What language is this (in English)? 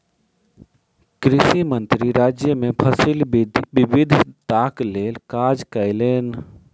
Maithili